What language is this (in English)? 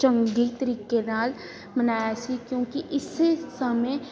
Punjabi